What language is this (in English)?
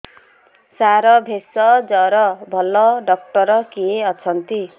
Odia